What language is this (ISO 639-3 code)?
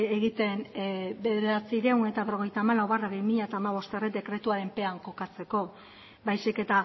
eus